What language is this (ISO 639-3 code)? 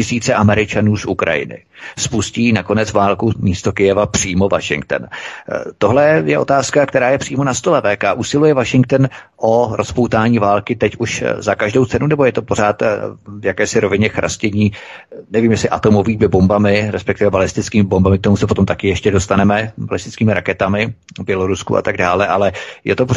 ces